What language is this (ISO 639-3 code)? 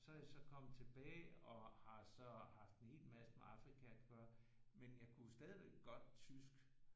dan